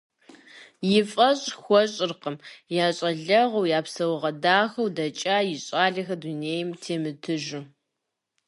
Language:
Kabardian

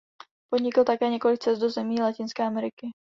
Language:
Czech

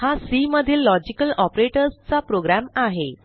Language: Marathi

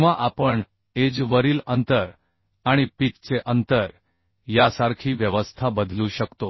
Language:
Marathi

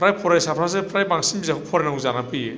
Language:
Bodo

